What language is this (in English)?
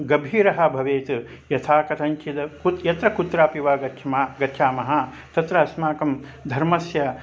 Sanskrit